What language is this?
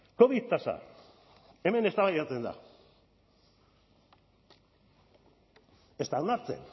Basque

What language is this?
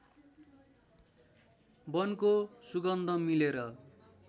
Nepali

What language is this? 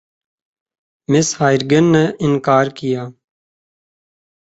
Urdu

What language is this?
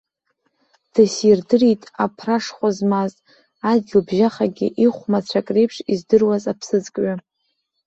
Abkhazian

